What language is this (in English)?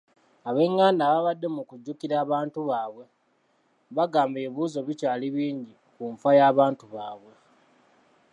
Ganda